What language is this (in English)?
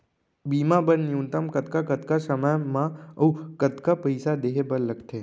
Chhattisgarhi